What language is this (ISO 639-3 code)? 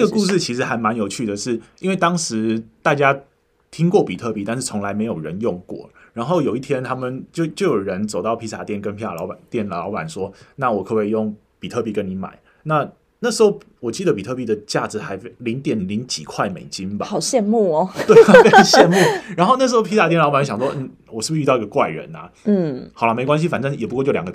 zho